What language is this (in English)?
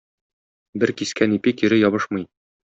Tatar